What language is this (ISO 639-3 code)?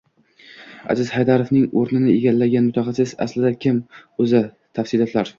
uzb